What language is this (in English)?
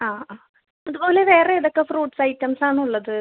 Malayalam